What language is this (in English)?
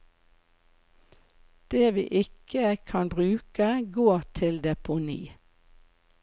Norwegian